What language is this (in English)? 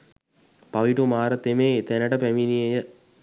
Sinhala